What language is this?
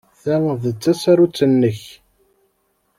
Kabyle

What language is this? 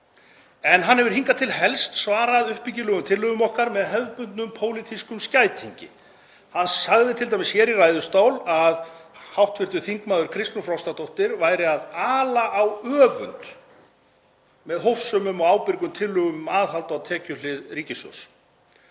Icelandic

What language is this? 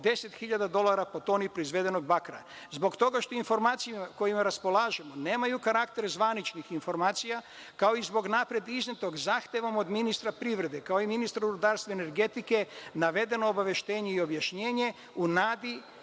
Serbian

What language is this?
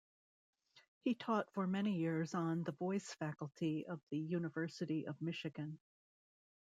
English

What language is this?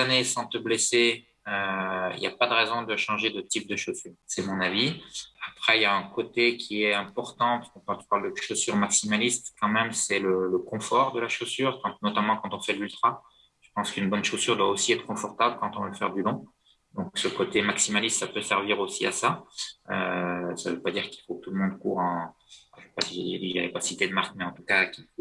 French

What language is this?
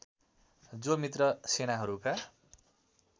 Nepali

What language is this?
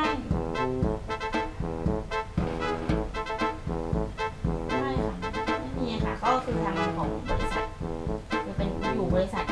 Thai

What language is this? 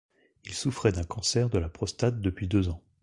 French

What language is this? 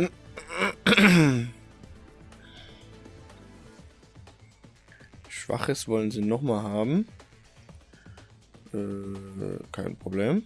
German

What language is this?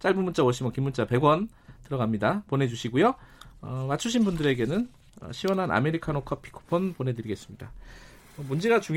Korean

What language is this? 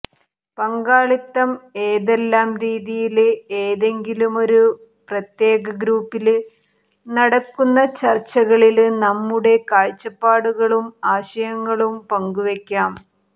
Malayalam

